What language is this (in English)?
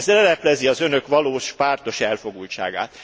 Hungarian